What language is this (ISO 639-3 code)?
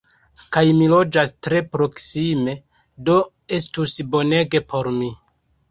epo